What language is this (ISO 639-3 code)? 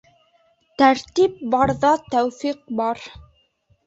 bak